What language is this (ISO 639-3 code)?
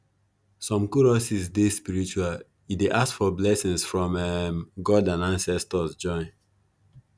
pcm